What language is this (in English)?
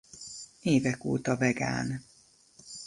Hungarian